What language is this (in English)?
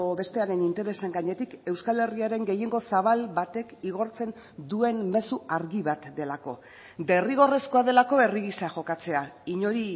Basque